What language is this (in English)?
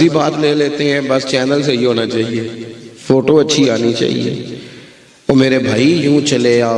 Hindi